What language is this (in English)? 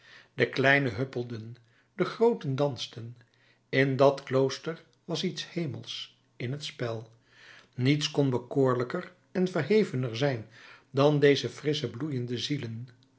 Dutch